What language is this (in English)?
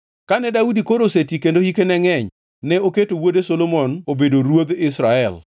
Luo (Kenya and Tanzania)